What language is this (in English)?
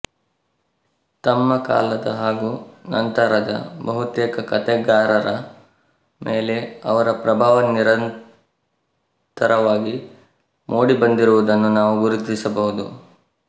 Kannada